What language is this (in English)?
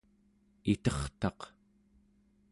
Central Yupik